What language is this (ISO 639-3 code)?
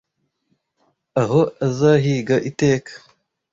kin